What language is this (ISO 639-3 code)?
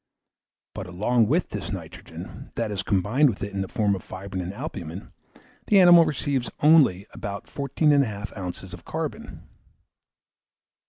eng